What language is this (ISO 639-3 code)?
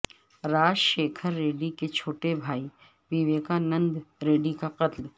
urd